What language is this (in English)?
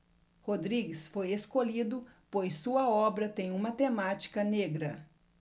Portuguese